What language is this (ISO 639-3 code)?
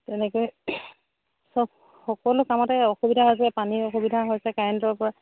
asm